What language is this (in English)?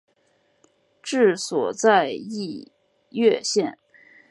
Chinese